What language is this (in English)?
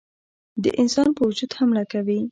Pashto